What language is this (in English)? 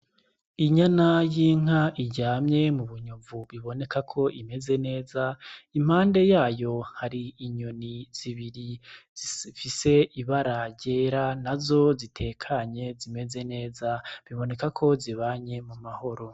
Rundi